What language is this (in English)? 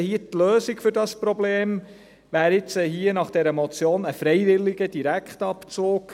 Swiss German